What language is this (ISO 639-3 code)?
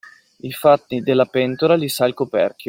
ita